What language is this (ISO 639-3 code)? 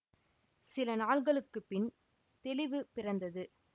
tam